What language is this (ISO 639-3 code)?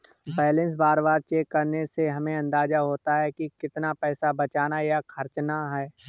hin